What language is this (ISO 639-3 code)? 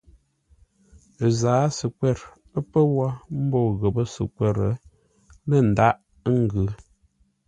nla